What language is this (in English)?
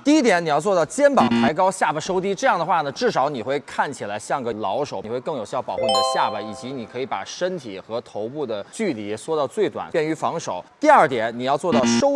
Chinese